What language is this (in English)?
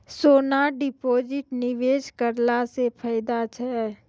Maithili